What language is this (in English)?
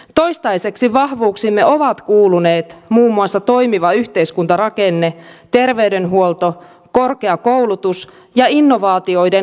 Finnish